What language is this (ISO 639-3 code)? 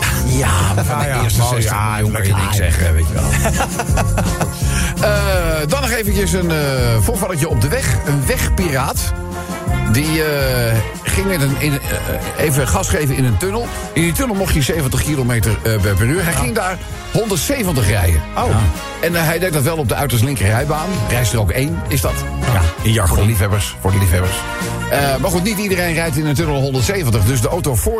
nld